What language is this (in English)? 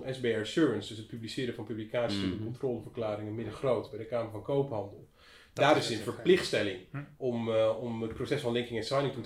Dutch